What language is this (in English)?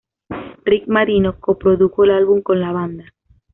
Spanish